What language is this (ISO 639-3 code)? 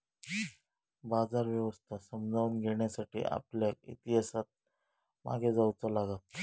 mar